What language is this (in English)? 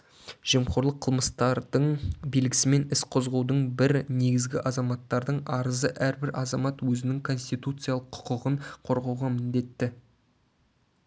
Kazakh